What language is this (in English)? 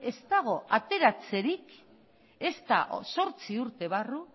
Basque